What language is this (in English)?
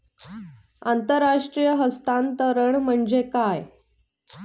Marathi